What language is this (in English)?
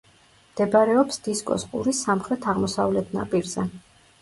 Georgian